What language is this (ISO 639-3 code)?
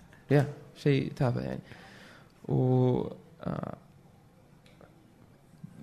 ara